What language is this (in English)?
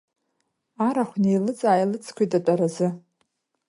Abkhazian